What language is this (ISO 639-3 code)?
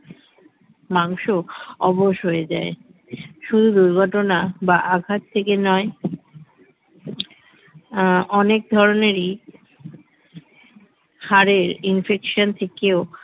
ben